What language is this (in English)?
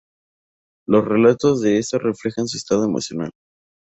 Spanish